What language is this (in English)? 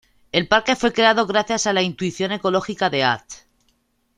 Spanish